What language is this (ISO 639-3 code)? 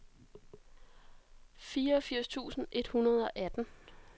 dan